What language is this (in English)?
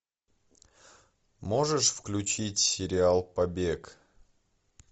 Russian